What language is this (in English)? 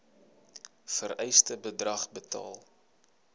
Afrikaans